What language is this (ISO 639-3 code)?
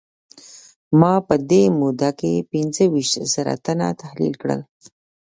pus